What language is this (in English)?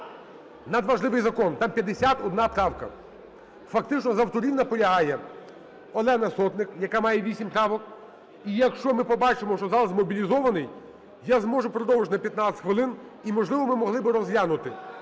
Ukrainian